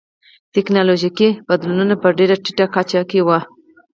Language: Pashto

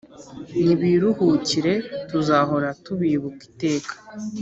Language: Kinyarwanda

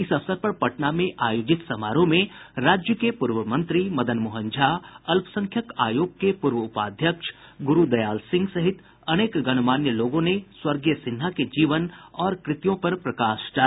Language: Hindi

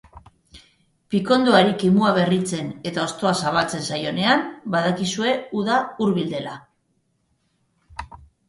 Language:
Basque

